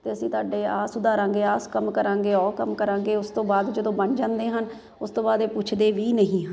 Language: Punjabi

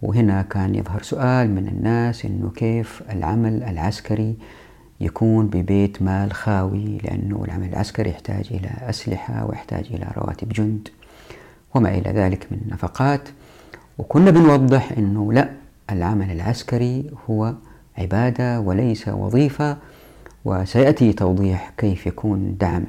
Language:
Arabic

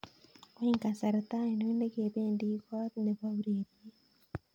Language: Kalenjin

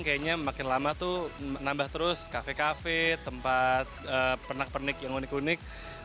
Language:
Indonesian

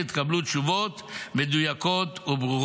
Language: Hebrew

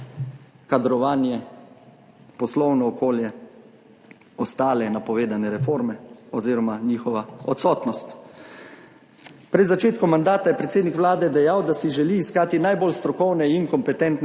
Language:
Slovenian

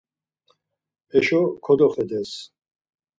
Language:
Laz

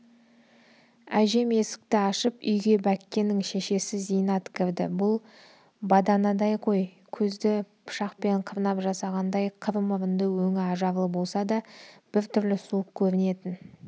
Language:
Kazakh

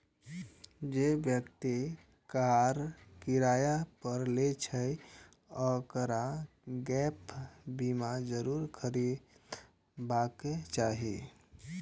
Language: Maithili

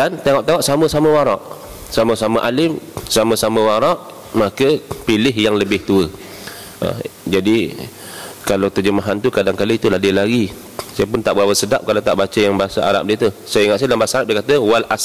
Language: Malay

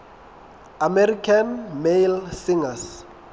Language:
Southern Sotho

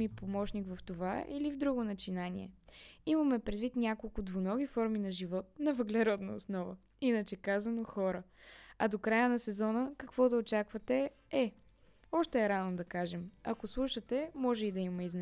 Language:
Bulgarian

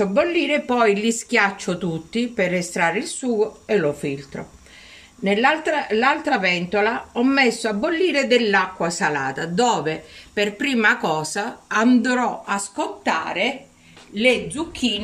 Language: Italian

